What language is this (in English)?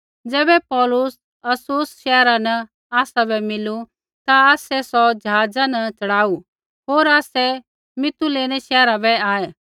Kullu Pahari